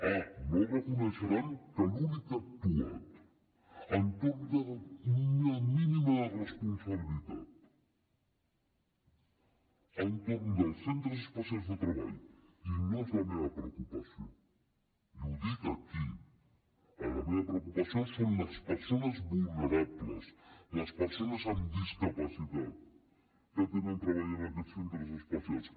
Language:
Catalan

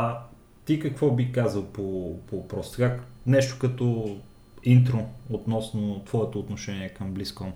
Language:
Bulgarian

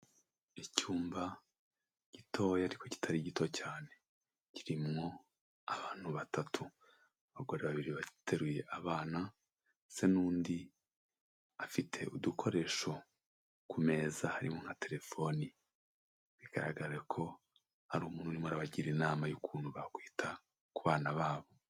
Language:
Kinyarwanda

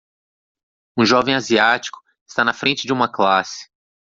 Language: Portuguese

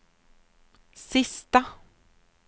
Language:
Swedish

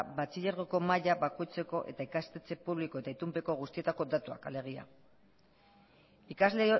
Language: Basque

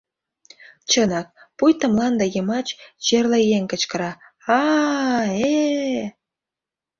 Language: Mari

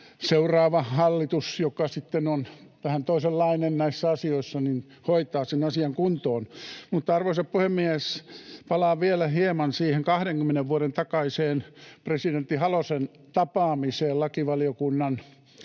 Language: Finnish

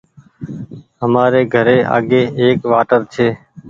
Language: Goaria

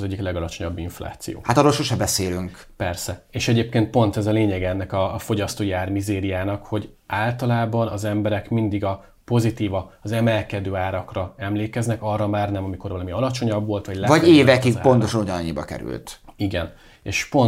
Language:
Hungarian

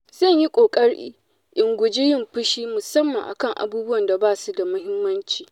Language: Hausa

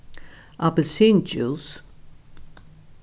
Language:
Faroese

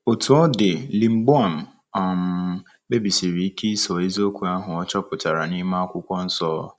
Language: Igbo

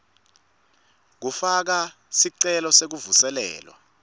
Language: Swati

